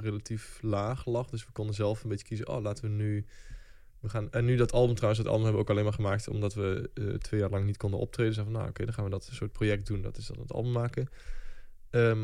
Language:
Dutch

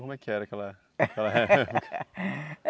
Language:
Portuguese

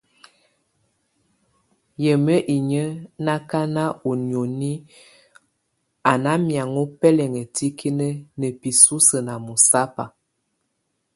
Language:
Tunen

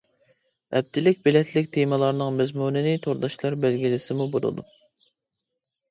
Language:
Uyghur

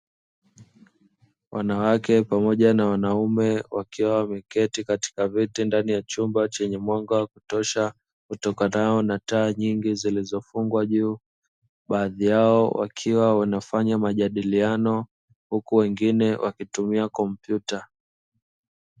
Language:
Swahili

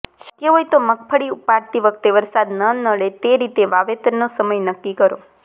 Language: Gujarati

